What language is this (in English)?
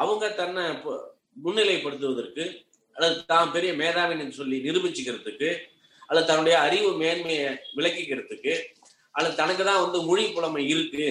Tamil